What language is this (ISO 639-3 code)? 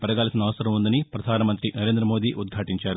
tel